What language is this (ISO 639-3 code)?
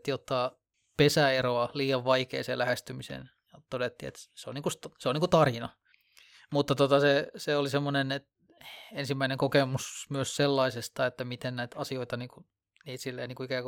fin